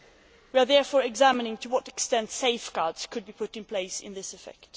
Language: English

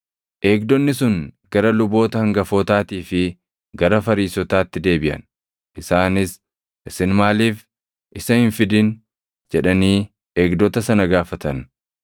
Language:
Oromo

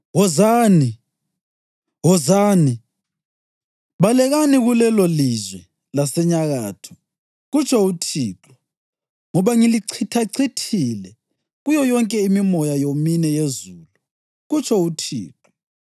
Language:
North Ndebele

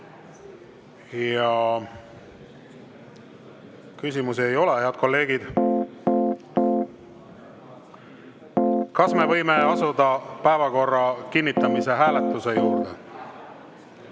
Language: Estonian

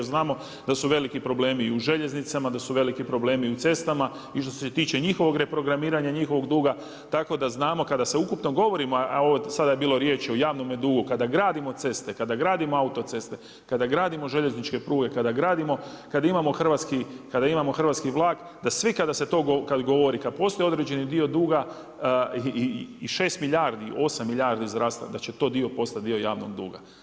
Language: Croatian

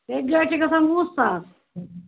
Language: Kashmiri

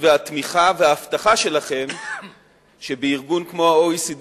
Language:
Hebrew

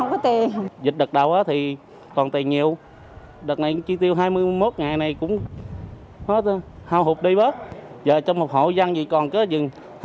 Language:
Vietnamese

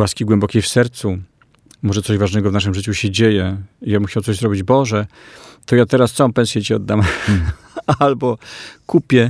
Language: Polish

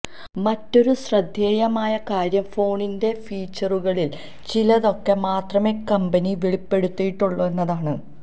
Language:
Malayalam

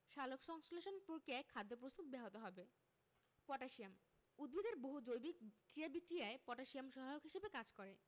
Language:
Bangla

